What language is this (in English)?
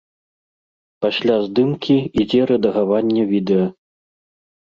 Belarusian